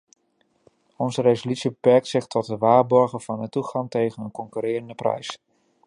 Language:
Dutch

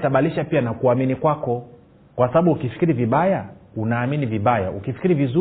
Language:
Swahili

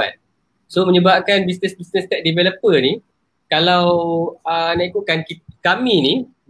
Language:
Malay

